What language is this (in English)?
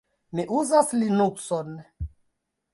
Esperanto